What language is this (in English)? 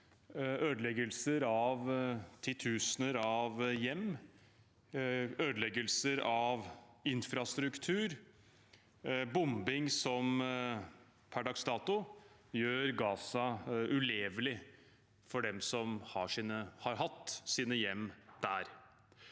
Norwegian